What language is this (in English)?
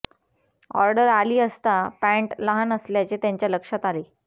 Marathi